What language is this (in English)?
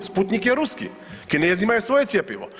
Croatian